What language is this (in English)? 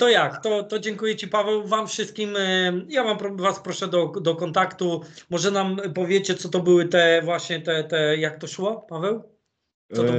Polish